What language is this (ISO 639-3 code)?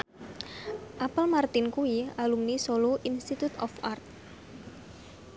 jav